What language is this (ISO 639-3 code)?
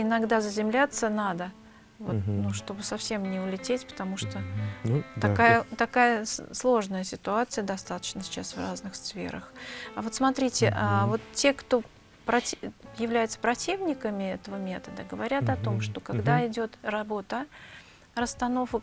rus